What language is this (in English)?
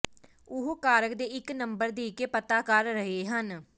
Punjabi